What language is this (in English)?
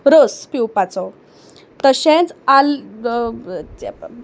Konkani